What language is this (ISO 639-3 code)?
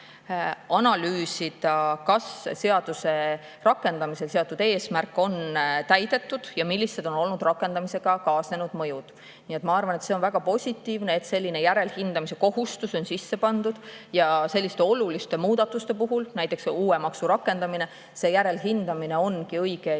est